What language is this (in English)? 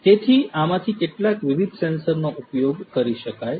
Gujarati